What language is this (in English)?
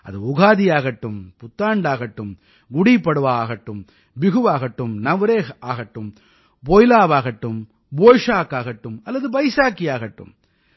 Tamil